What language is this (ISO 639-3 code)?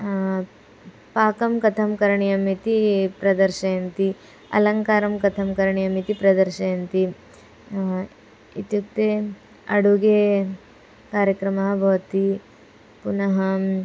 san